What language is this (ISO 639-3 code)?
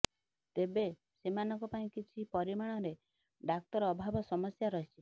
ori